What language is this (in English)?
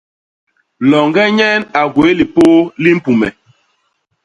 Basaa